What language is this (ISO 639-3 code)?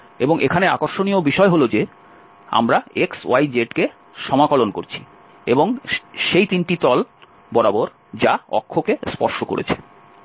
ben